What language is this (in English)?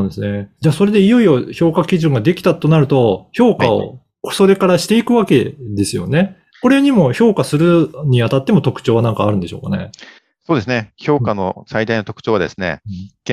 Japanese